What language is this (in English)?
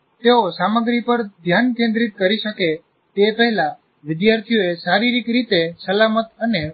Gujarati